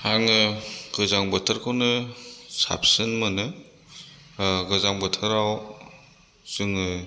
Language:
Bodo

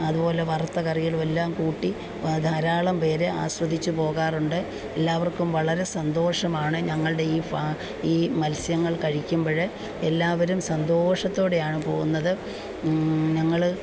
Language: Malayalam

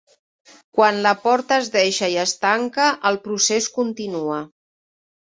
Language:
Catalan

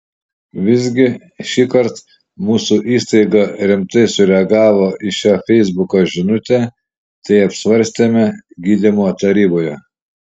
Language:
Lithuanian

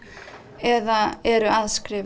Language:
Icelandic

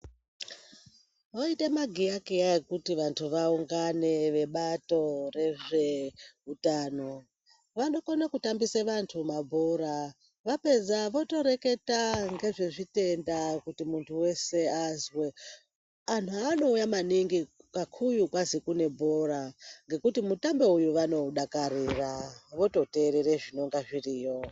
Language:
Ndau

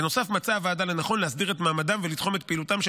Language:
Hebrew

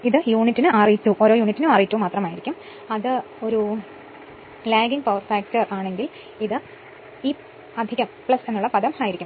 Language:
Malayalam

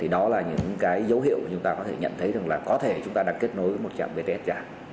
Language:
Vietnamese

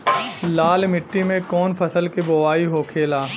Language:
Bhojpuri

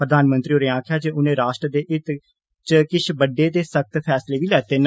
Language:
Dogri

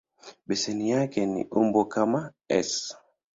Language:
Swahili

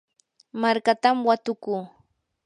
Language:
Yanahuanca Pasco Quechua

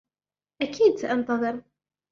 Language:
Arabic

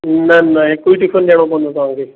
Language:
Sindhi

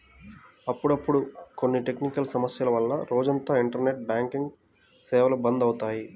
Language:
Telugu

